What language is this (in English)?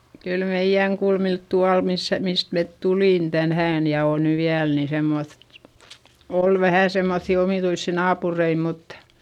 Finnish